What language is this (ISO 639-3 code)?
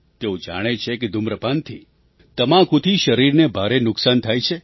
guj